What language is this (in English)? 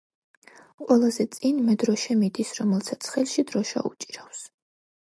Georgian